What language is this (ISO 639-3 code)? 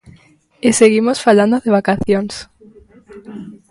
glg